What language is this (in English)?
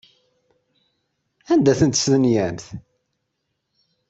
Kabyle